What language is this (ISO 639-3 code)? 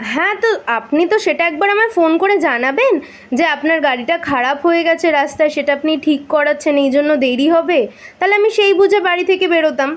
ben